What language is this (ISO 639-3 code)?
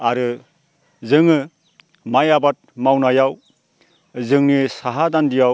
brx